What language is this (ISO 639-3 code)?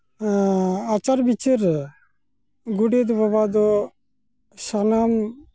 sat